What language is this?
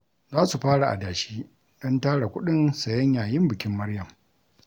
Hausa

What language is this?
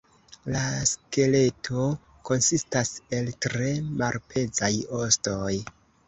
Esperanto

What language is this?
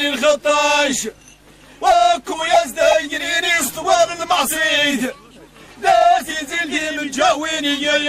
Arabic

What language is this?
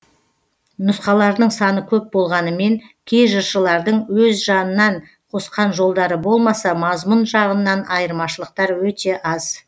Kazakh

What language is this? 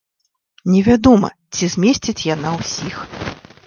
Belarusian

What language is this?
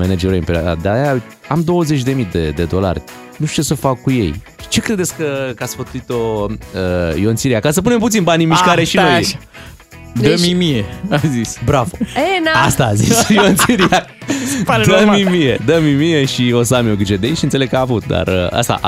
Romanian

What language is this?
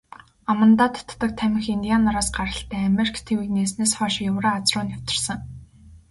Mongolian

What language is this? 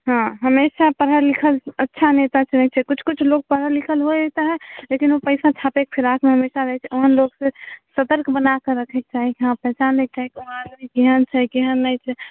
Maithili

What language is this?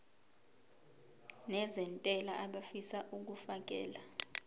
Zulu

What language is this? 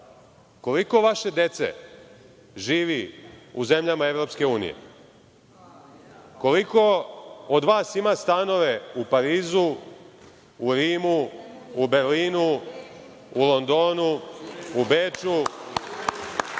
Serbian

